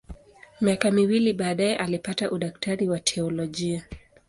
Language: Swahili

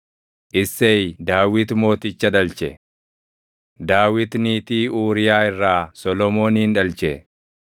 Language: Oromo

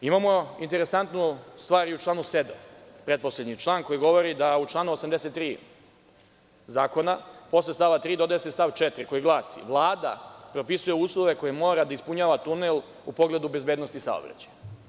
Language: Serbian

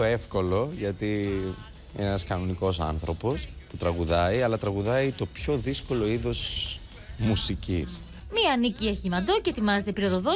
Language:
Greek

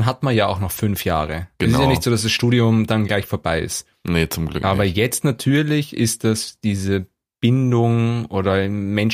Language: German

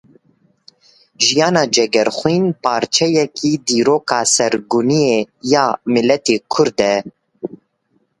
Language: Kurdish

